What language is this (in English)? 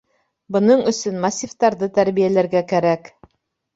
Bashkir